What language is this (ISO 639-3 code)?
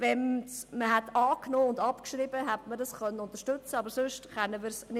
gsw